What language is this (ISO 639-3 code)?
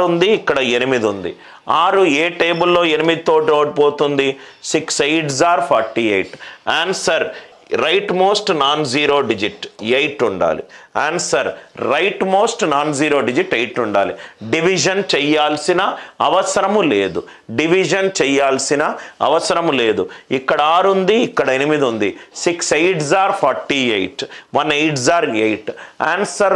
tel